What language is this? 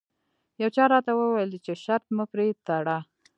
Pashto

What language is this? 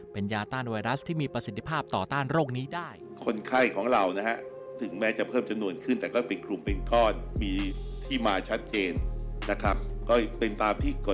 Thai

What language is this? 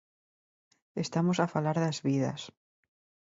Galician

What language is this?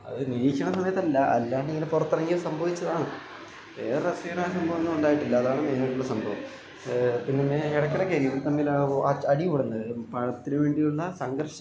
Malayalam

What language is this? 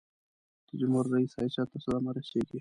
Pashto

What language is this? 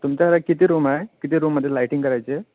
Marathi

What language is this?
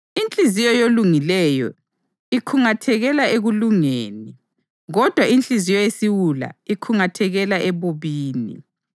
North Ndebele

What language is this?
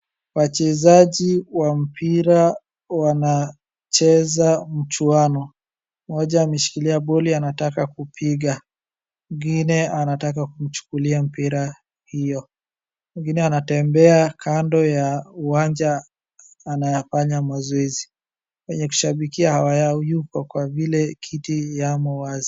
Swahili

